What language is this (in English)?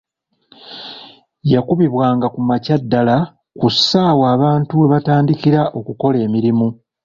Ganda